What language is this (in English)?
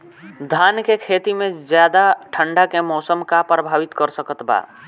Bhojpuri